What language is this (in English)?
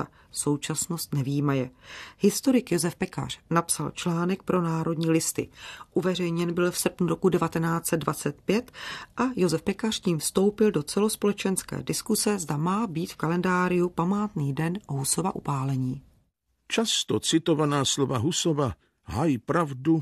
Czech